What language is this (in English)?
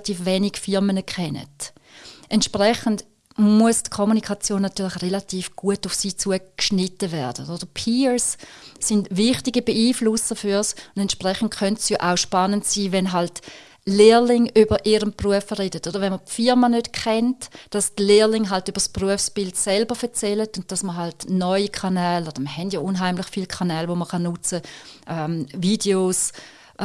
German